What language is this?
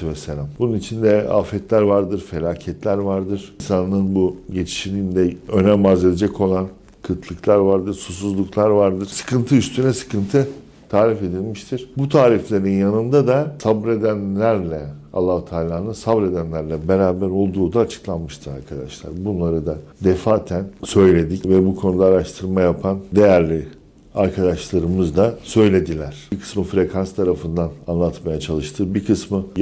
Turkish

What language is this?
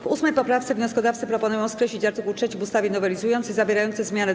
Polish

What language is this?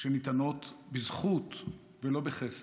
Hebrew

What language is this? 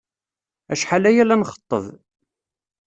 Kabyle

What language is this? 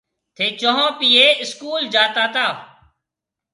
Marwari (Pakistan)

